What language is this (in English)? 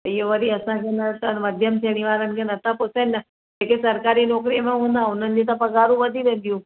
Sindhi